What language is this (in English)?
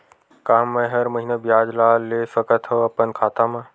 Chhattisgarhi